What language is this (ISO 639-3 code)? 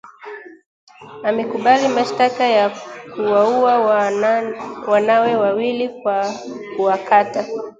swa